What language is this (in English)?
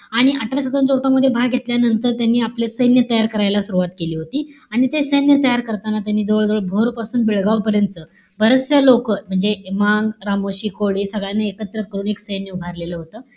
Marathi